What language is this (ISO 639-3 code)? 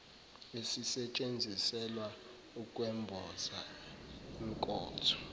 zul